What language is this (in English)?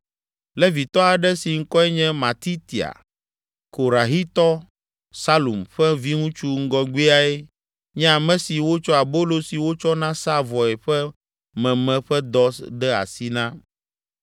Ewe